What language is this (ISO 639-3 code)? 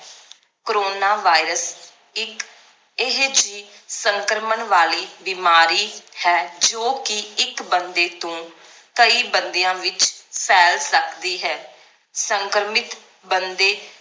pan